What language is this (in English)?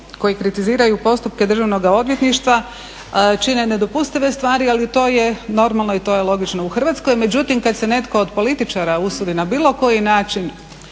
Croatian